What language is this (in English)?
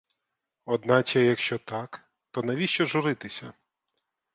Ukrainian